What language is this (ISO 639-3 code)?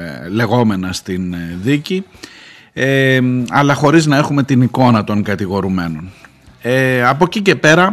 ell